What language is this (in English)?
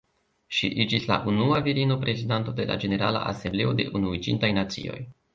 Esperanto